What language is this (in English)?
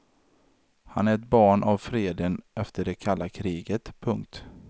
Swedish